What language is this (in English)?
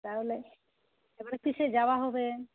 Bangla